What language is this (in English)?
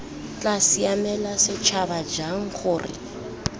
Tswana